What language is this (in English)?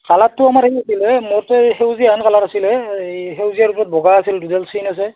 Assamese